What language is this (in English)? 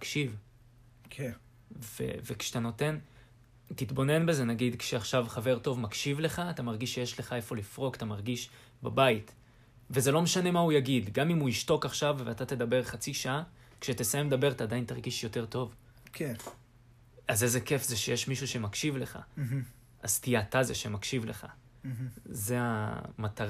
Hebrew